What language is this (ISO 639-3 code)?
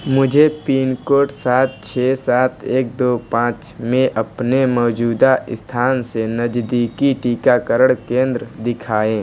hin